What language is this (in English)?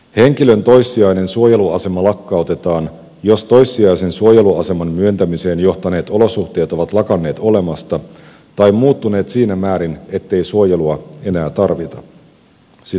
Finnish